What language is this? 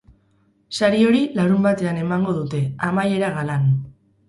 Basque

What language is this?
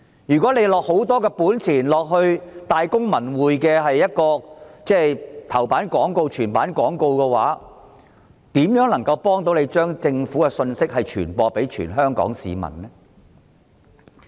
Cantonese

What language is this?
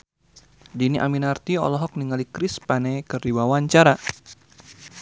Sundanese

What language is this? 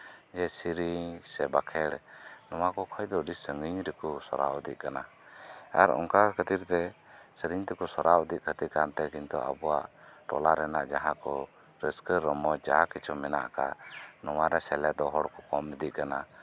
Santali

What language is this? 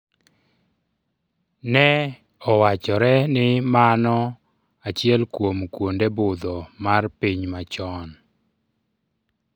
Luo (Kenya and Tanzania)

